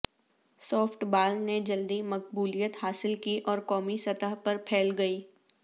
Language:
Urdu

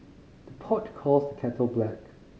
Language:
English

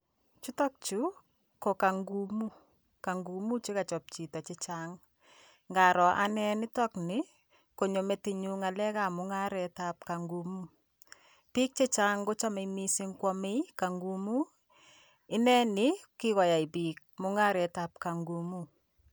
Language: Kalenjin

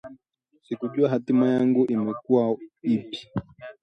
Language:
Swahili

